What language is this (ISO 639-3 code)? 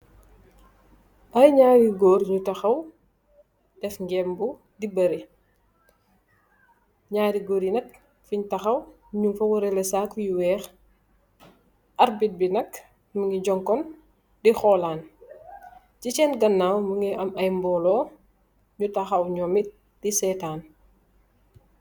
wol